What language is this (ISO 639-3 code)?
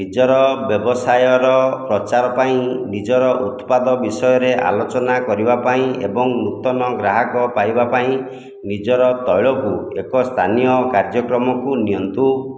ori